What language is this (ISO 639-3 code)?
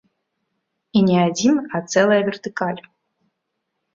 bel